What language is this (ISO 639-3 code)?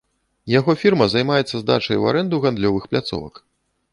bel